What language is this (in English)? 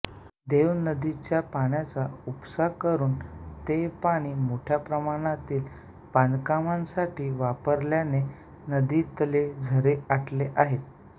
Marathi